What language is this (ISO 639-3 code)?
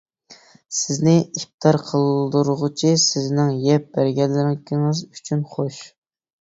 uig